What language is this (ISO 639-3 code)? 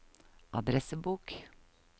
nor